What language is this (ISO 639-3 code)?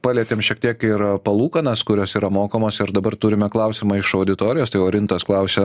lit